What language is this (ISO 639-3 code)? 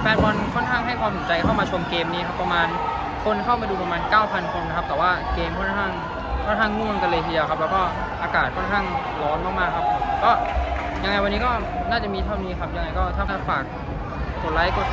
tha